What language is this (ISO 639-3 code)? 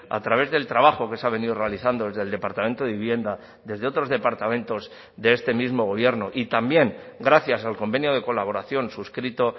spa